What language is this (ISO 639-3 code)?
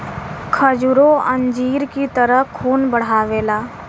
bho